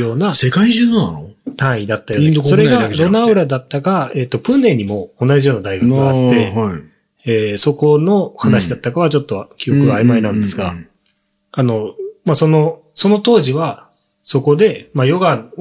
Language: Japanese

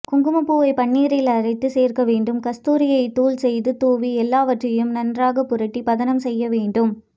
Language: Tamil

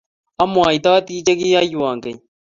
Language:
Kalenjin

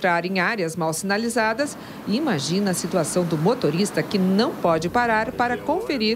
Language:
Portuguese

